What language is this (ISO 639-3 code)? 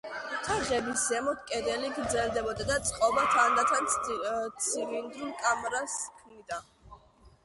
kat